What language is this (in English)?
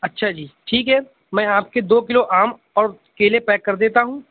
Urdu